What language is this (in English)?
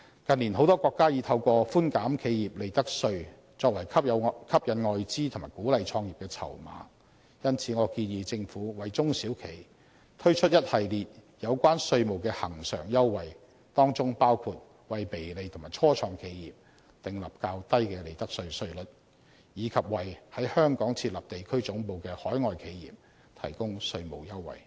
Cantonese